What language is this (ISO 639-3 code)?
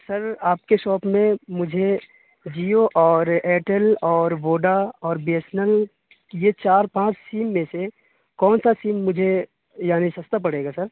urd